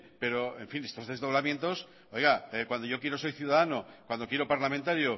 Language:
Spanish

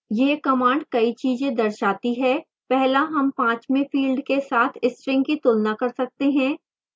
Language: Hindi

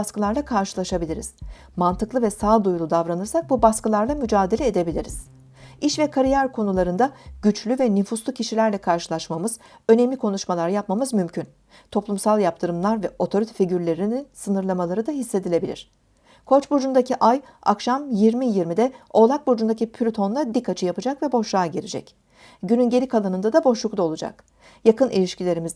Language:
Turkish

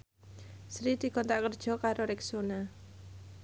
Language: Javanese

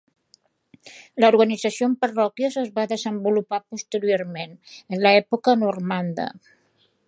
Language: Catalan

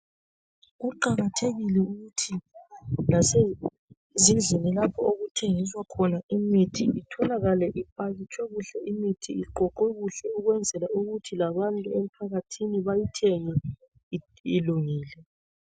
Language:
North Ndebele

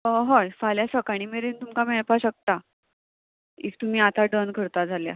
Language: Konkani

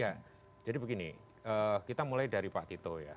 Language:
Indonesian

